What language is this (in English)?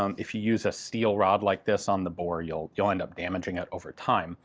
English